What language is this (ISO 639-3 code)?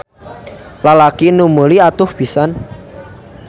sun